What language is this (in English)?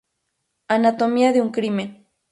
Spanish